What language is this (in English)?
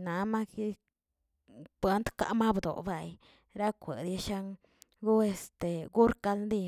Tilquiapan Zapotec